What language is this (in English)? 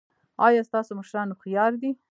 Pashto